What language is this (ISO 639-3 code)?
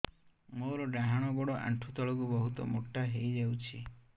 ori